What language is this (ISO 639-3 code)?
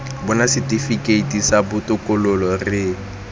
tsn